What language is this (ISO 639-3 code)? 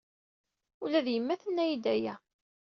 kab